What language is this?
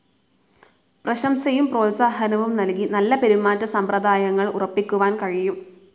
Malayalam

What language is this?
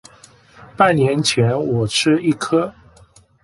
Chinese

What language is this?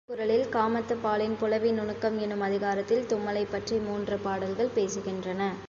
Tamil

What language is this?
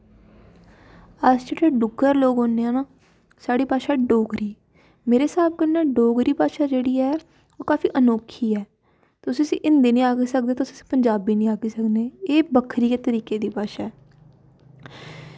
Dogri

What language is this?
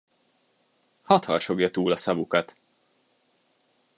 Hungarian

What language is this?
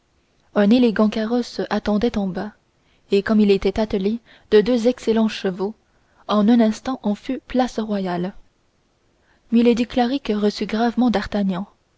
French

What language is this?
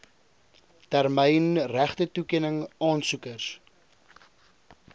Afrikaans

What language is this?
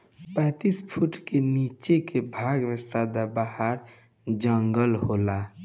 Bhojpuri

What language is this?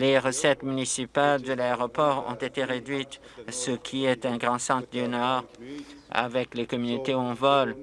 French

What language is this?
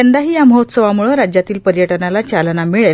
Marathi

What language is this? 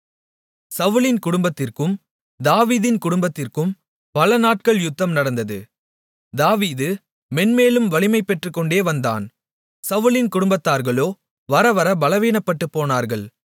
Tamil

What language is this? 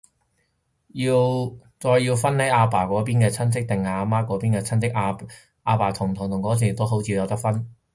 Cantonese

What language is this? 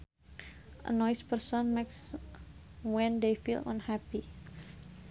Sundanese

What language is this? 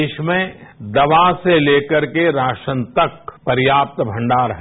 Hindi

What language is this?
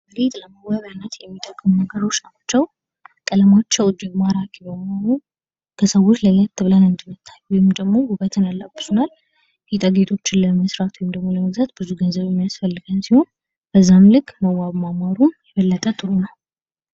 Amharic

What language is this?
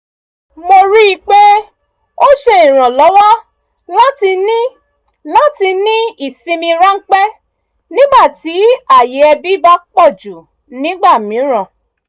Yoruba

